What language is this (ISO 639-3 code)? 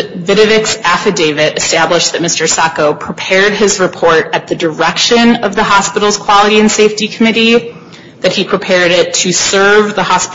eng